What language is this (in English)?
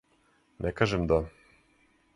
Serbian